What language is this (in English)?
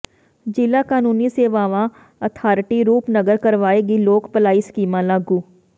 Punjabi